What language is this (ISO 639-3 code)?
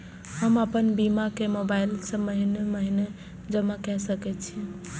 mai